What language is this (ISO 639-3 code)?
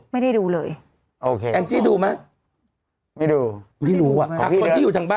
tha